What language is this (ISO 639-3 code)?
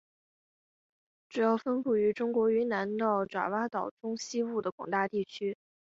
zho